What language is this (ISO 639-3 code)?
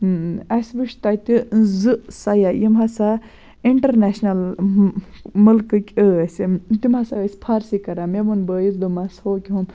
kas